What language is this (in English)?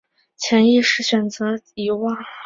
Chinese